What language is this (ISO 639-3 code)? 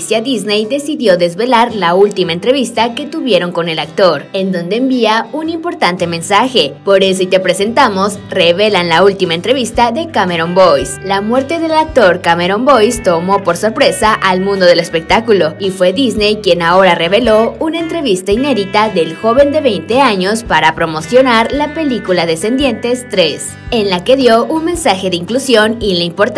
spa